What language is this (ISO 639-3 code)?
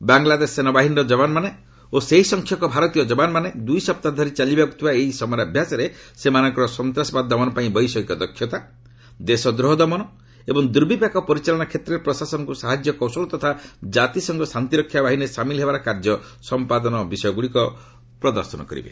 ori